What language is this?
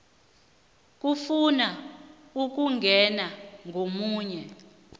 South Ndebele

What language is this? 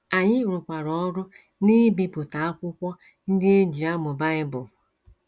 Igbo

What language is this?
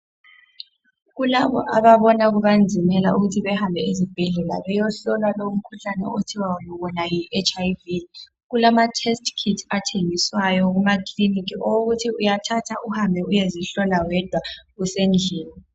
North Ndebele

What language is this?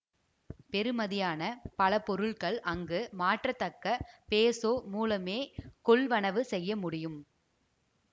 Tamil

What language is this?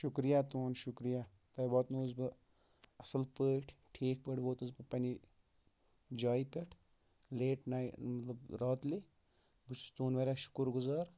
Kashmiri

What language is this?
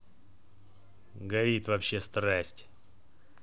Russian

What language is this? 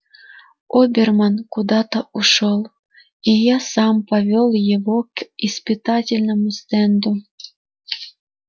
Russian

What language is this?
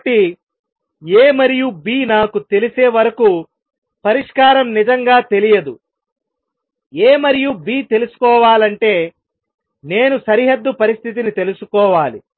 Telugu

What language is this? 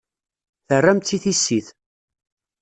Kabyle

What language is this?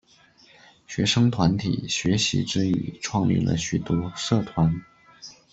Chinese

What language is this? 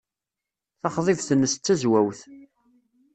Kabyle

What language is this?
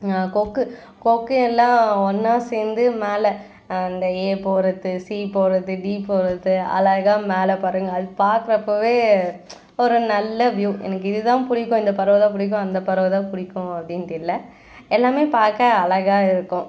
Tamil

